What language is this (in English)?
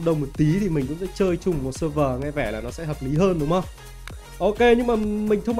Vietnamese